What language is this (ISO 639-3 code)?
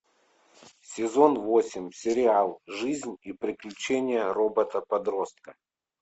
rus